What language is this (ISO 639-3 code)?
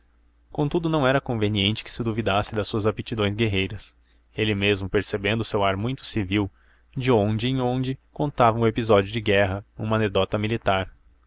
por